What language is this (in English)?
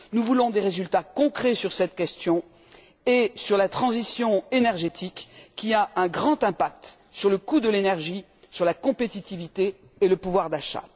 French